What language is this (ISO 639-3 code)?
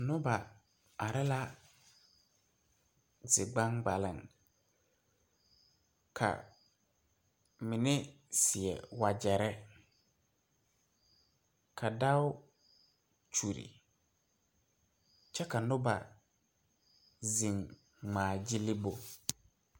dga